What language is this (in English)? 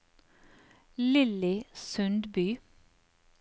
Norwegian